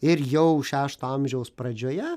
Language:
Lithuanian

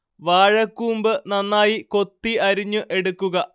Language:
Malayalam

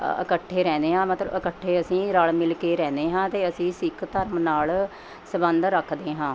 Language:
Punjabi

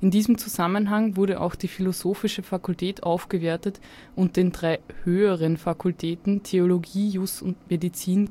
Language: German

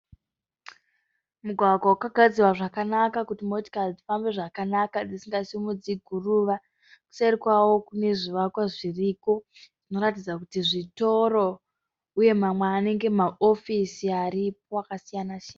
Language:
Shona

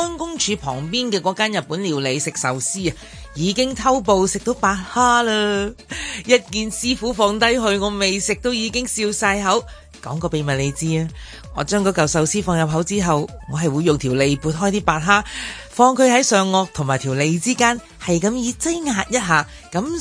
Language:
Chinese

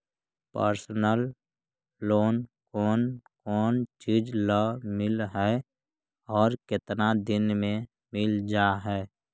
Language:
Magahi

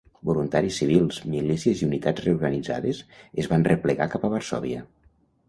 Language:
Catalan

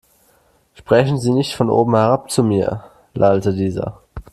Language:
German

